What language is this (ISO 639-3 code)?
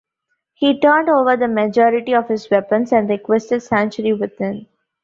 eng